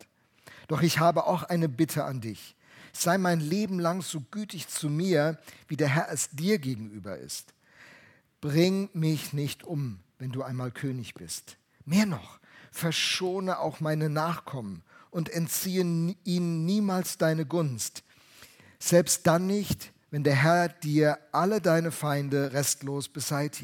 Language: German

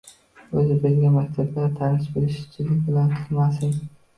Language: Uzbek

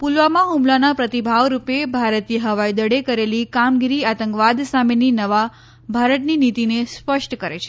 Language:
Gujarati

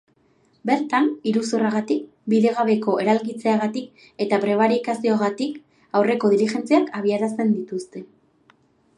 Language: Basque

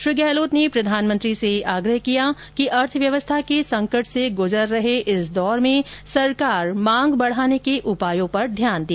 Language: Hindi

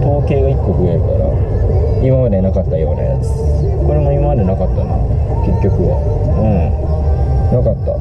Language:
Japanese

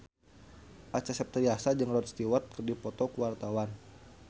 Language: Sundanese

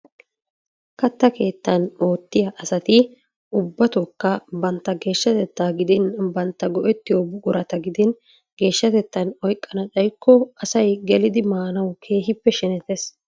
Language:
Wolaytta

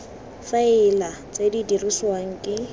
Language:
Tswana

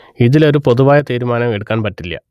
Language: Malayalam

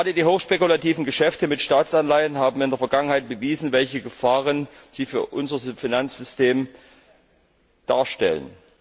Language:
German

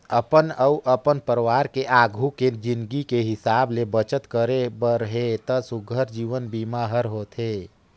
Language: Chhattisgarhi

